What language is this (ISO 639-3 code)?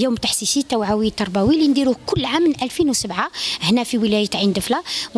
ara